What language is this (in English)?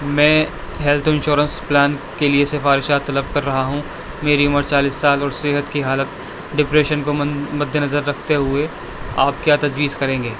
Urdu